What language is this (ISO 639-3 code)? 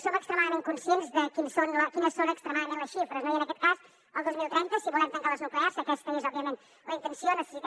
cat